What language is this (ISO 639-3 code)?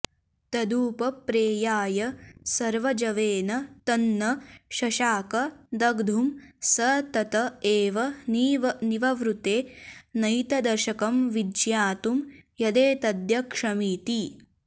san